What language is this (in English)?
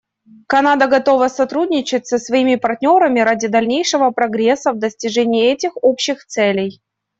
Russian